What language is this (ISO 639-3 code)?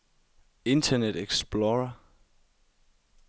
dan